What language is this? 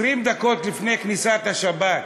Hebrew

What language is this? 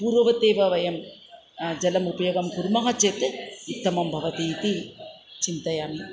Sanskrit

